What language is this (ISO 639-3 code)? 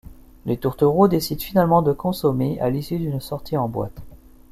fra